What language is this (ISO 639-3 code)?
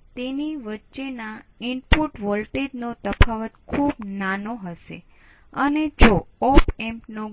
guj